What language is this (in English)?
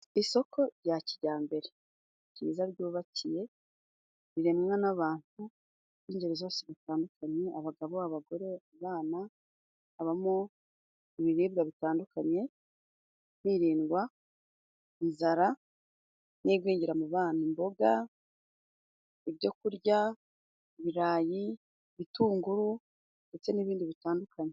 Kinyarwanda